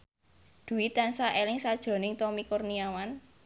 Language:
Javanese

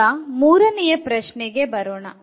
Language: Kannada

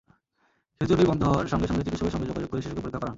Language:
Bangla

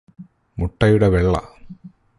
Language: Malayalam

